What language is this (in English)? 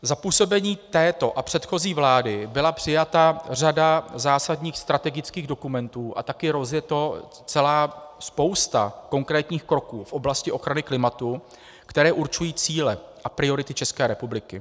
Czech